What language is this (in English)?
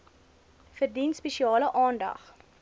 Afrikaans